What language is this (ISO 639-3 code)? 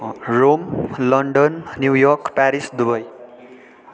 nep